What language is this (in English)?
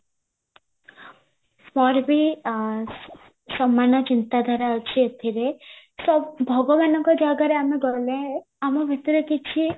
Odia